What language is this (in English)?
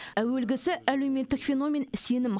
Kazakh